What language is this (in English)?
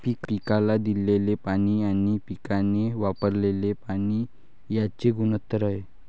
Marathi